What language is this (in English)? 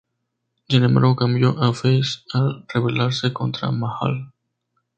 Spanish